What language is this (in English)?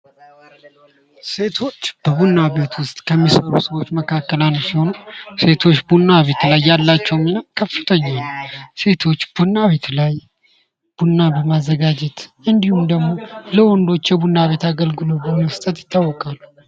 Amharic